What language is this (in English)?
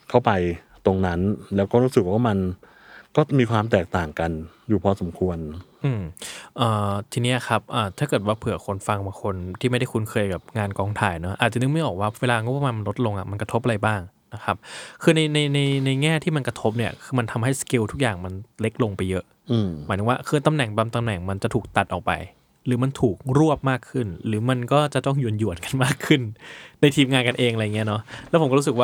Thai